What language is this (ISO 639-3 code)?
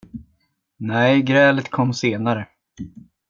swe